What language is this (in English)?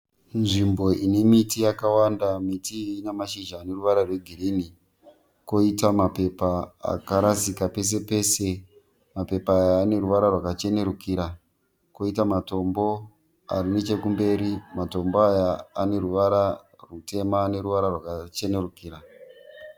Shona